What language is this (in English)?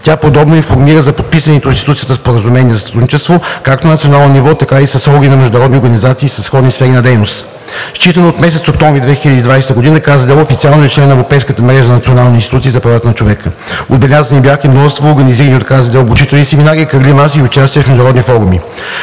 Bulgarian